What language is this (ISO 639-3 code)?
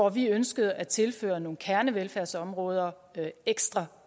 dan